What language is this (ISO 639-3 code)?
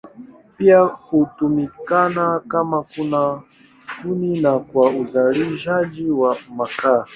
swa